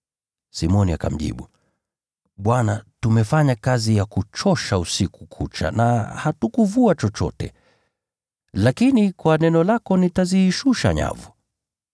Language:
Swahili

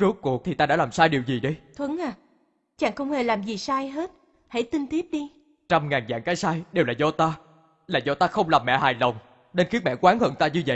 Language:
Vietnamese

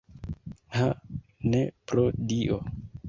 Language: Esperanto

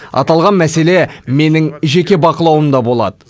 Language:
Kazakh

